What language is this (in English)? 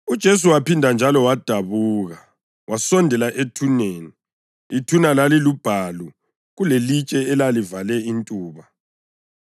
North Ndebele